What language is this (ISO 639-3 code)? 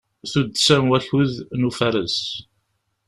kab